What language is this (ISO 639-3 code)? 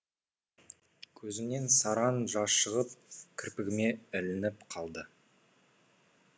kaz